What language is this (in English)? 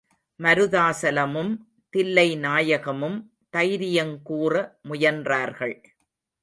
Tamil